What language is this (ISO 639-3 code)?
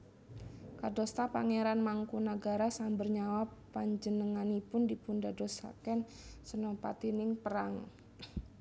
jav